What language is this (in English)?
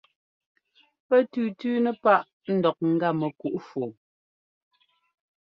Ngomba